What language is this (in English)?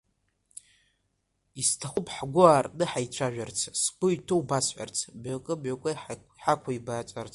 Abkhazian